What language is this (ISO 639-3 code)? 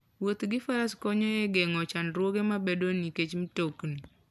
luo